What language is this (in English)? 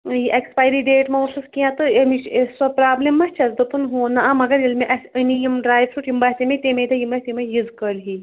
Kashmiri